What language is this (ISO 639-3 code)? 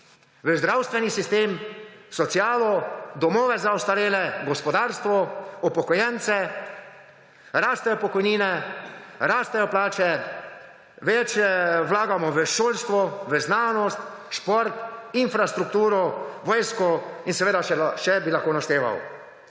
slv